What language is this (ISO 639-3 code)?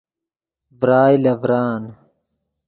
ydg